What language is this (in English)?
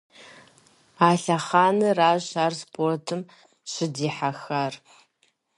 Kabardian